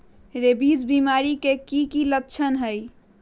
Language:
Magahi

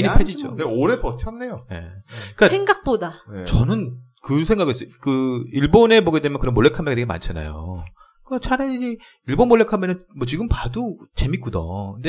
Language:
Korean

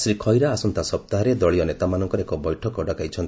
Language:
Odia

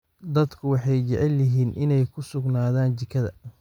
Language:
Somali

